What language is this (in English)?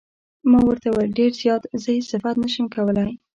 Pashto